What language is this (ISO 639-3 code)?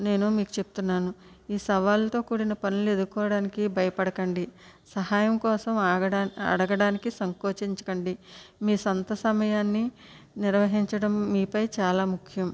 tel